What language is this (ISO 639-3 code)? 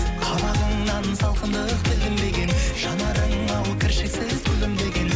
kaz